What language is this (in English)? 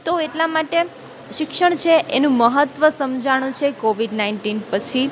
Gujarati